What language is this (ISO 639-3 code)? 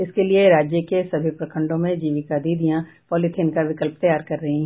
hin